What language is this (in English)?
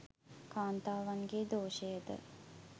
Sinhala